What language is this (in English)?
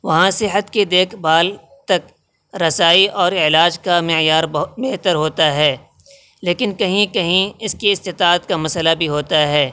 Urdu